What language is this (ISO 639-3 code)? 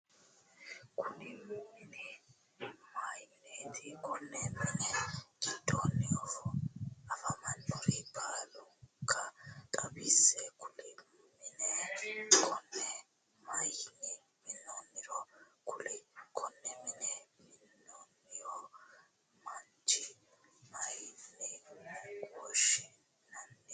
sid